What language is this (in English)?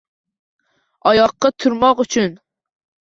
Uzbek